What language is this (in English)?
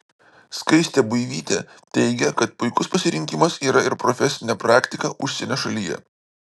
Lithuanian